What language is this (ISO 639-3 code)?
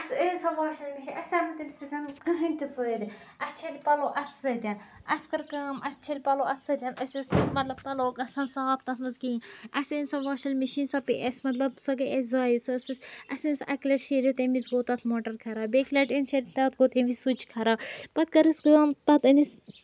kas